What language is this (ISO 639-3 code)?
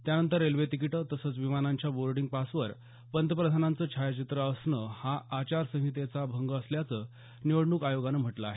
mar